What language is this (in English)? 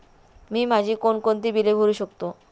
Marathi